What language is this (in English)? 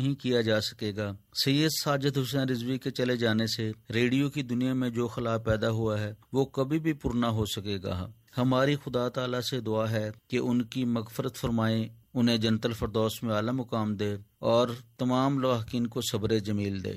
Urdu